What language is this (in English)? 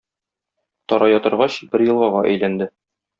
Tatar